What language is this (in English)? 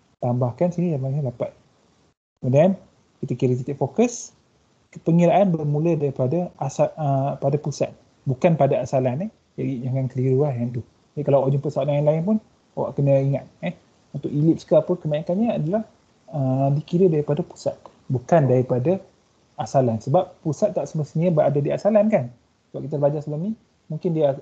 Malay